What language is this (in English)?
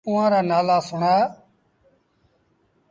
Sindhi Bhil